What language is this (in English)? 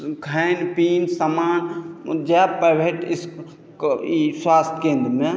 Maithili